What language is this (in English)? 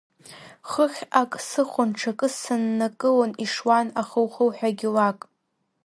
Abkhazian